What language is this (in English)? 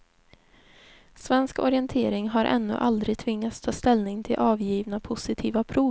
Swedish